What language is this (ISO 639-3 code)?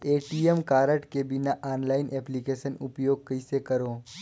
hne